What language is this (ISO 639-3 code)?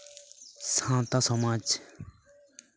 sat